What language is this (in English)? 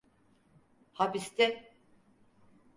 Turkish